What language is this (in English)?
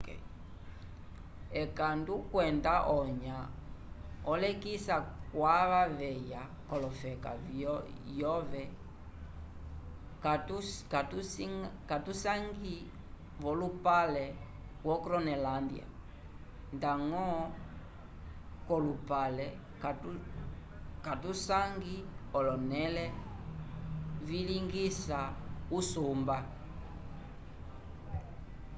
Umbundu